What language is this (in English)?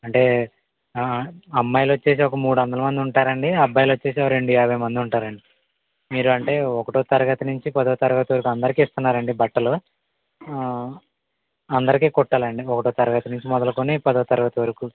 Telugu